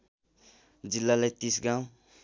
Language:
Nepali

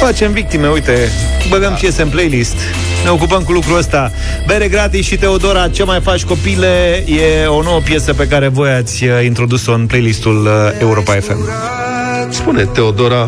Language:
Romanian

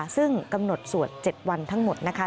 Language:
Thai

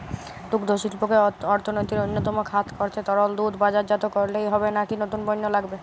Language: Bangla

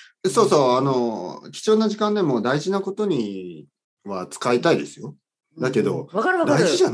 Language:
Japanese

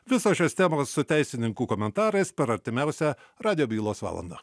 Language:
Lithuanian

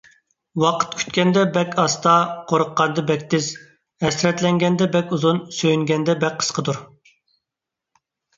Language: Uyghur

